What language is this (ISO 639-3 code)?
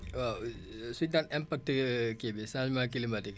wol